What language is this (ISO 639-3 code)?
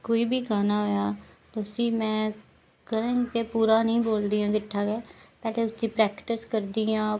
doi